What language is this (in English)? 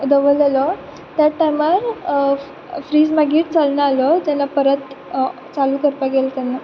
Konkani